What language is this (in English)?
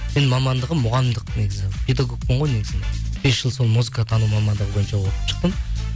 Kazakh